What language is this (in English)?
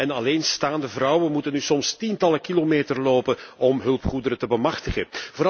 Dutch